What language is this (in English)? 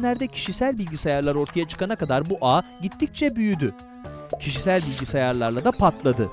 Turkish